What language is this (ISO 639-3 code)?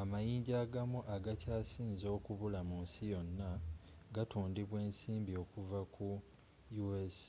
lug